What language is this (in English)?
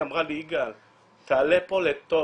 Hebrew